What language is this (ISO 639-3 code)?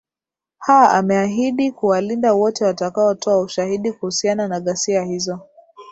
swa